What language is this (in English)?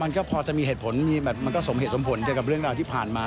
Thai